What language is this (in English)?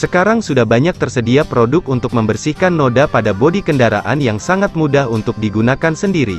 Indonesian